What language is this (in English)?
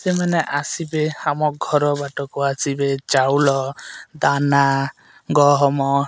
Odia